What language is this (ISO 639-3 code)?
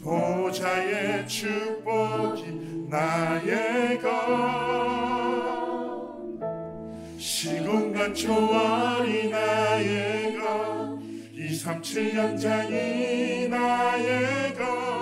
kor